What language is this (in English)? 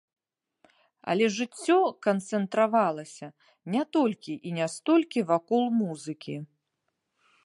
Belarusian